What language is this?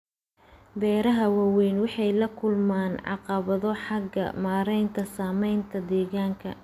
Somali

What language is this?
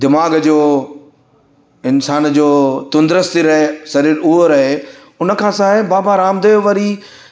Sindhi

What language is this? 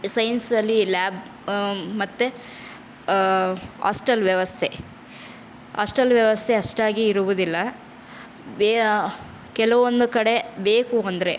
Kannada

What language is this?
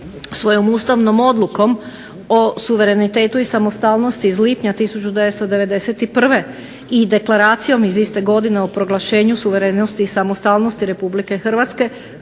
Croatian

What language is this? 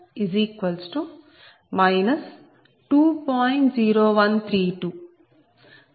Telugu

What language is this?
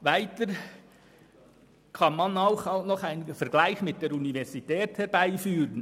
Swiss German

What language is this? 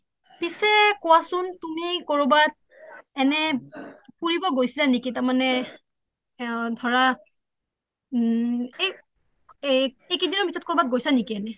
Assamese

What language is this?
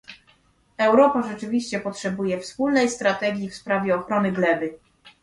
Polish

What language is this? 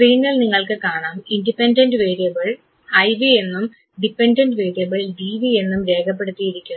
Malayalam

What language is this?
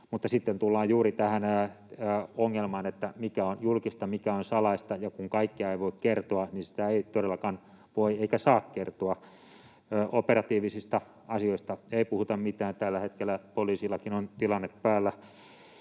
Finnish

